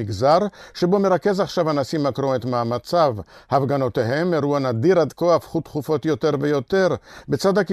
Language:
Hebrew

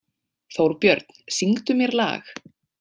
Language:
Icelandic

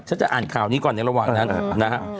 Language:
Thai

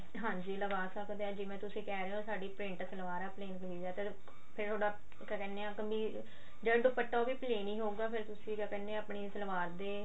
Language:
Punjabi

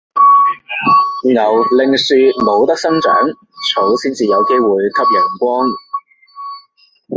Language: Cantonese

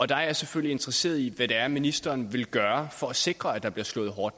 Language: Danish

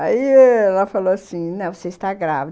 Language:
Portuguese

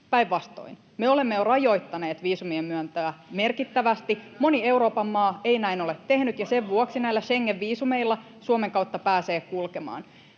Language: Finnish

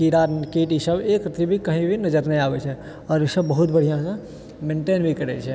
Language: Maithili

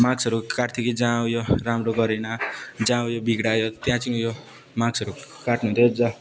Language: Nepali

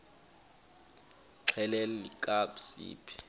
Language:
Xhosa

